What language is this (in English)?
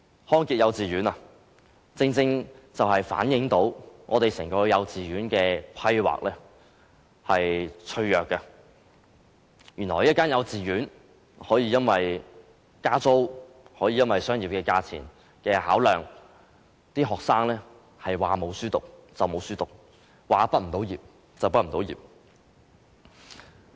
Cantonese